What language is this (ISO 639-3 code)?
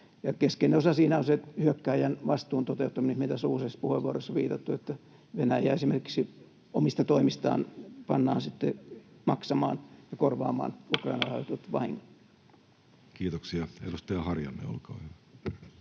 fin